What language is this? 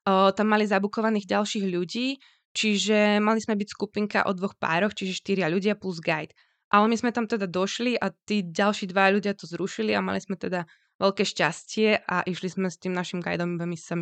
Slovak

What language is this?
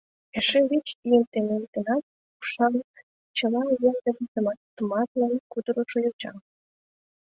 Mari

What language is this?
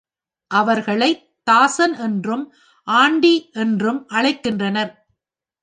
Tamil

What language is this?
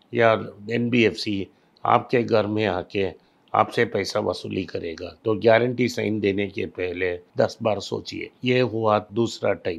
Hindi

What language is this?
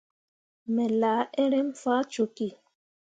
Mundang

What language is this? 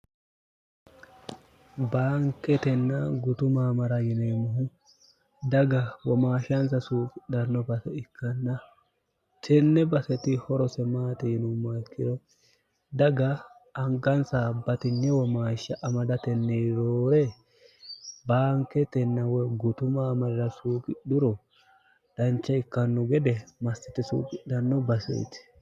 Sidamo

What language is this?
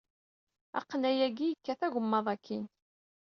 Kabyle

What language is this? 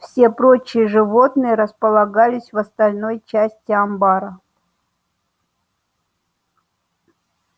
Russian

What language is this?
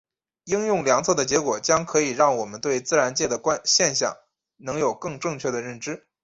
Chinese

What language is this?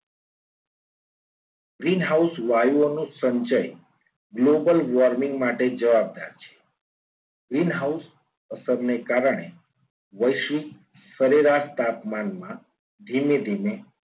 Gujarati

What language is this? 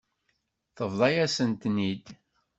Kabyle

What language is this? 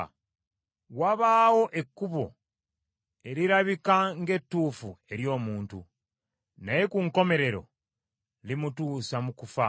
Ganda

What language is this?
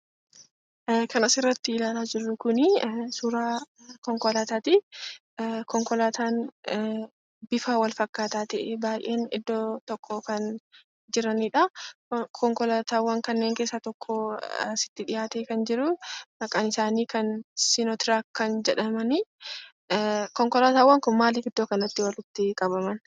Oromo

